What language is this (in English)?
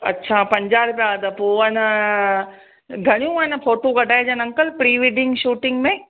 Sindhi